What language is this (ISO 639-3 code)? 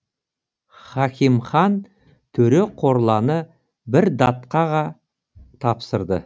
kaz